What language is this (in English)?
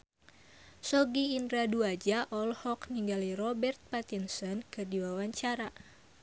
Sundanese